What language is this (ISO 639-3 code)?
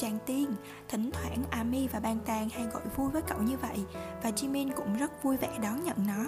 vie